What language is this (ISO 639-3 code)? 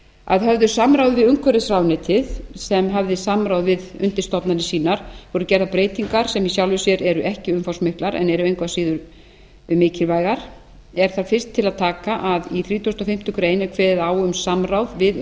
isl